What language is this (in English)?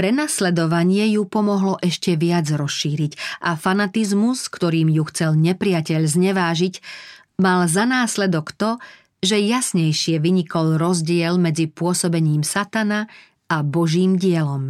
Slovak